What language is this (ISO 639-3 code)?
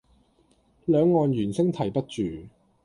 yue